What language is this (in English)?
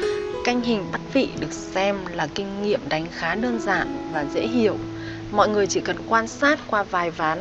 Vietnamese